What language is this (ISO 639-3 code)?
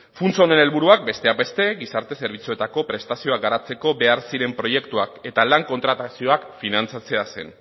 eus